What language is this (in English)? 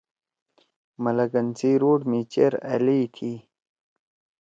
Torwali